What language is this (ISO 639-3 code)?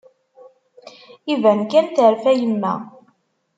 kab